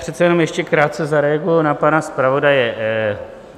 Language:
Czech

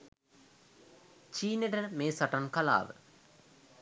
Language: Sinhala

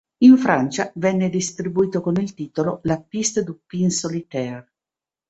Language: Italian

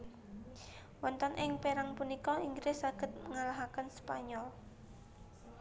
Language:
Javanese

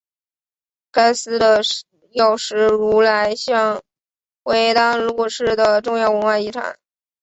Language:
Chinese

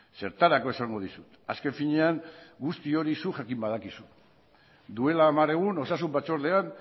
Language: Basque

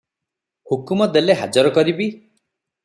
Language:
Odia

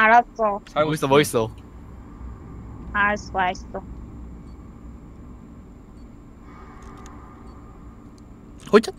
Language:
Korean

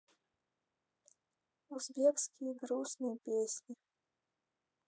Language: Russian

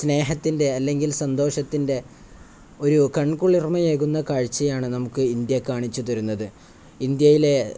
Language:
Malayalam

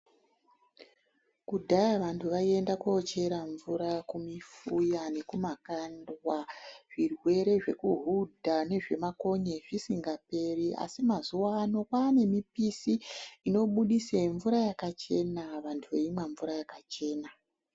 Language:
Ndau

